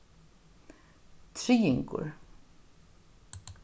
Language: Faroese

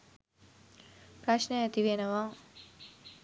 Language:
Sinhala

